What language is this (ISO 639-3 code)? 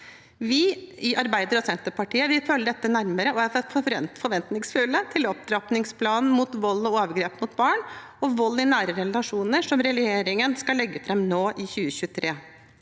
nor